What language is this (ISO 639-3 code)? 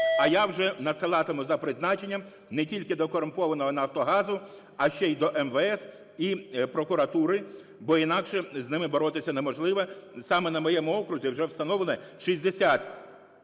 ukr